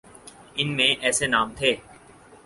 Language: Urdu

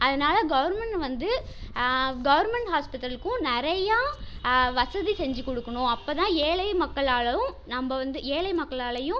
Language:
Tamil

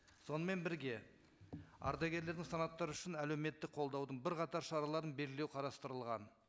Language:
Kazakh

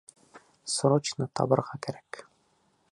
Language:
Bashkir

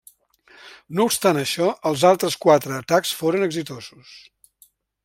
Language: Catalan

